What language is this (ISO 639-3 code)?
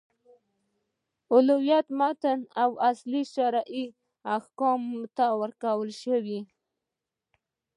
pus